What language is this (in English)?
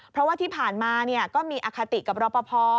Thai